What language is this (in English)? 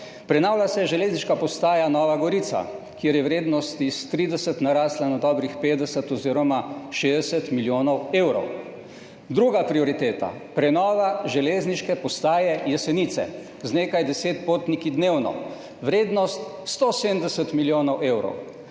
Slovenian